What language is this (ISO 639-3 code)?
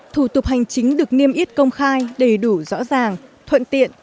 vie